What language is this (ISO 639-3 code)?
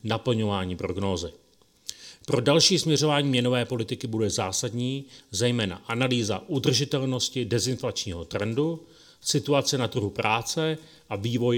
ces